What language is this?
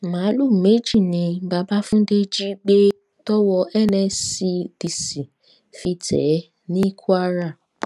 Yoruba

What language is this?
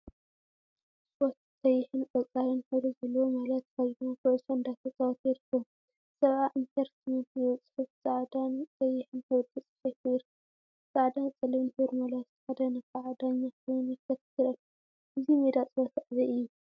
Tigrinya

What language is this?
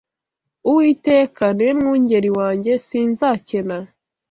Kinyarwanda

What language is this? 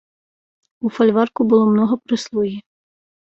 Belarusian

